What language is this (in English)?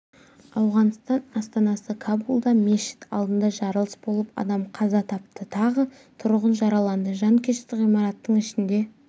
Kazakh